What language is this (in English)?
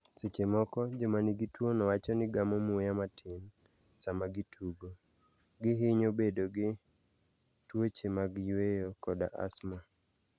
Luo (Kenya and Tanzania)